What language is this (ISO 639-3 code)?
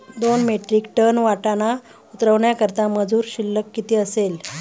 mar